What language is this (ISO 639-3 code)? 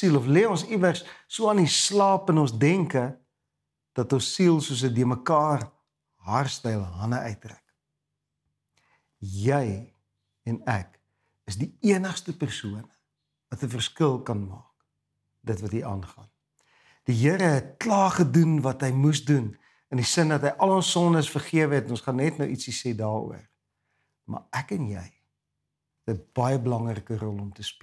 nld